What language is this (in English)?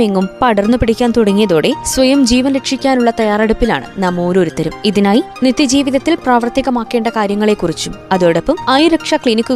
Malayalam